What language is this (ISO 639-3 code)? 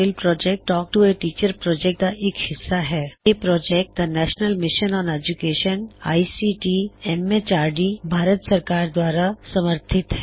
pan